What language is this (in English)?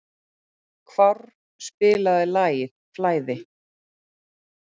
Icelandic